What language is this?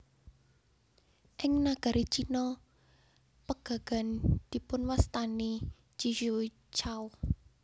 Javanese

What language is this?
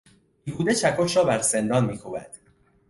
Persian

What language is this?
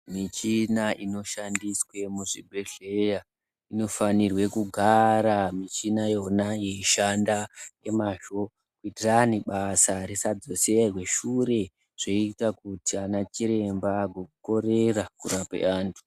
Ndau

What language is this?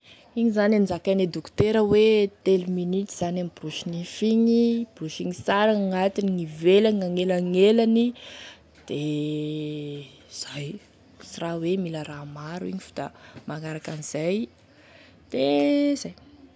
Tesaka Malagasy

